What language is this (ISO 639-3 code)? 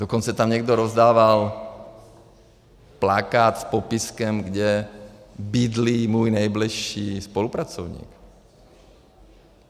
ces